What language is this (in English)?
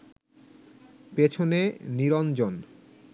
Bangla